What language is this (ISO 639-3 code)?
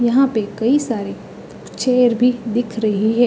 hin